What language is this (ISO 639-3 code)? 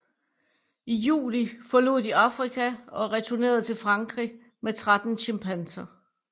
dan